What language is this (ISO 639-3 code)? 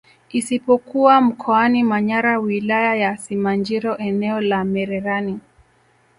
swa